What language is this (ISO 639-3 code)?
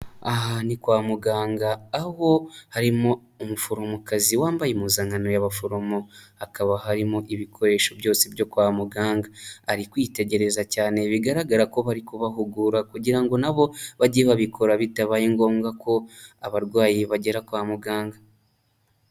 kin